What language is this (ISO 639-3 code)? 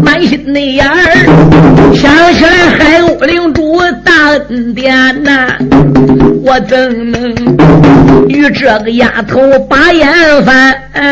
zho